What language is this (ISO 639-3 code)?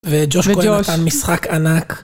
heb